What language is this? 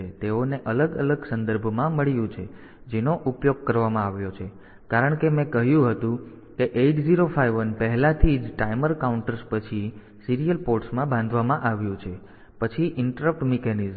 Gujarati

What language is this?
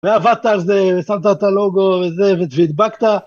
Hebrew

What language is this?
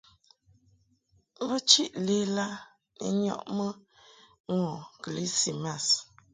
Mungaka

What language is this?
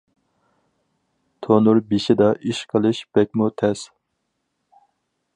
Uyghur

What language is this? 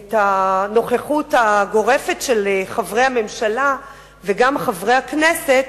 Hebrew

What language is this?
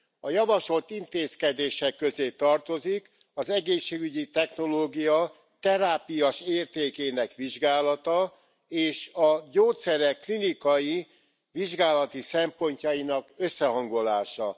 Hungarian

